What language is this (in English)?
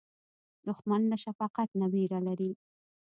Pashto